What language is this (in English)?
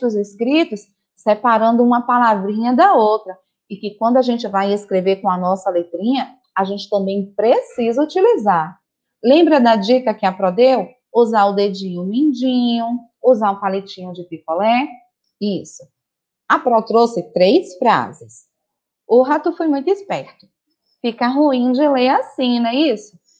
Portuguese